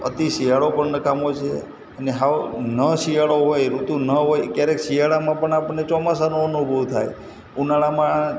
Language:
Gujarati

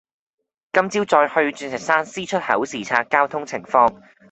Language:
Cantonese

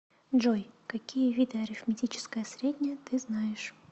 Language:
Russian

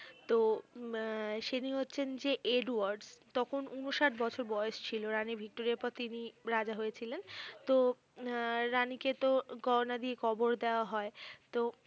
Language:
Bangla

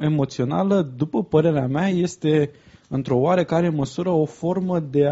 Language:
Romanian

